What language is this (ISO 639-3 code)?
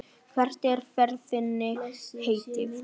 isl